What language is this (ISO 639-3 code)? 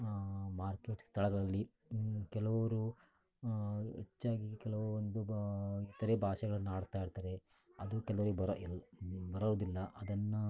kan